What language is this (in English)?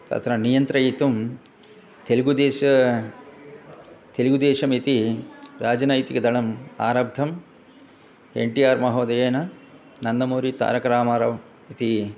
Sanskrit